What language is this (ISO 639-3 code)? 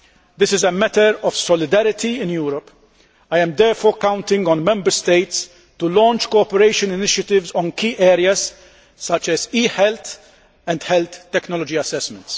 eng